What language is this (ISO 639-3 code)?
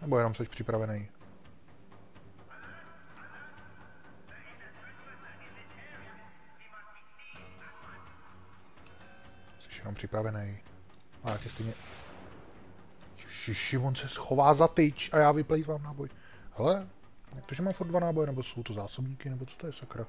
ces